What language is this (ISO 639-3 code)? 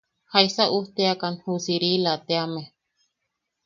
yaq